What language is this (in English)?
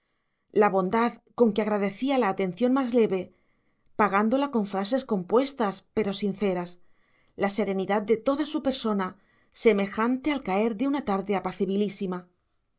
Spanish